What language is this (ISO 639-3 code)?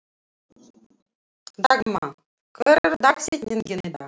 isl